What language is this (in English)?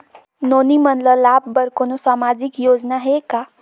Chhattisgarhi